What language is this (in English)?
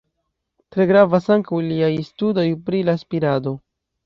Esperanto